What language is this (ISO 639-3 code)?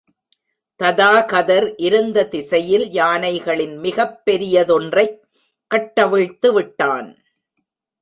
tam